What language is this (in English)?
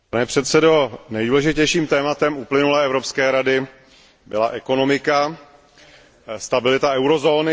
Czech